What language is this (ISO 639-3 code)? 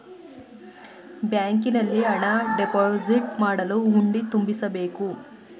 kan